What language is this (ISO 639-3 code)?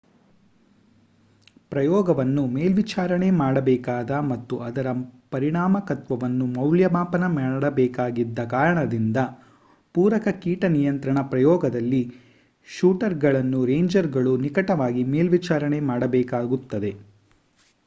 kan